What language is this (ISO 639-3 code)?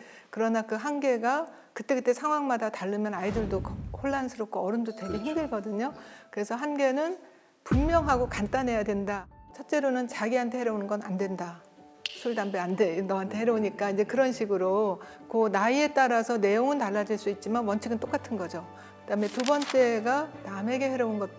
kor